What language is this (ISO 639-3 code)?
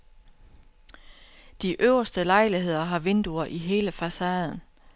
dan